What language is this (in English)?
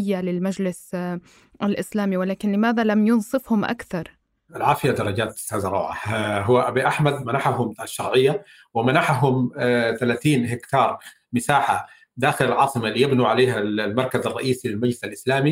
Arabic